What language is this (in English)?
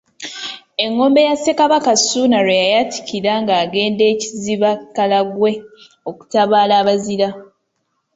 Ganda